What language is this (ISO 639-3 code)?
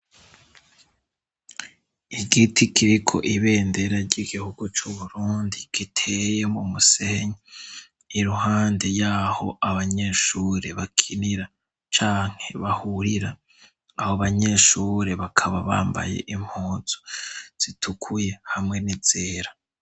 run